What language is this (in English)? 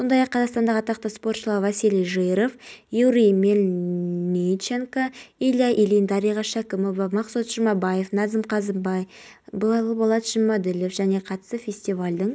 Kazakh